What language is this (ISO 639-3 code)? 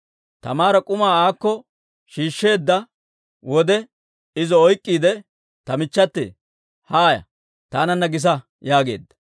dwr